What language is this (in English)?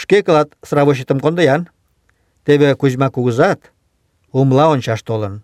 Russian